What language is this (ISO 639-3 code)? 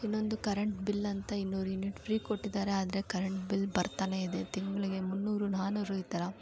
kan